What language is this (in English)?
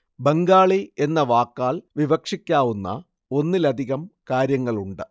Malayalam